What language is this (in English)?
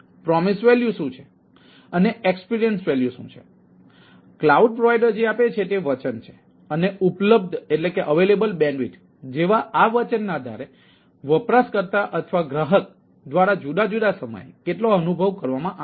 Gujarati